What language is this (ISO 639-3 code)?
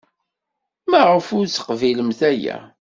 kab